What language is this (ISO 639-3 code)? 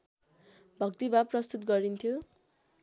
nep